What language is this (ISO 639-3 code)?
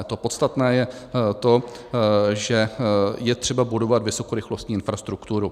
ces